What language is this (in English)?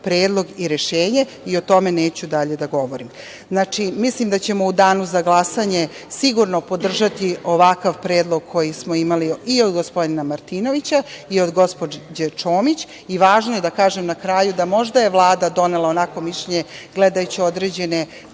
Serbian